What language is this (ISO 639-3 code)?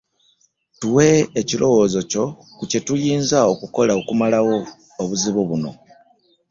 lug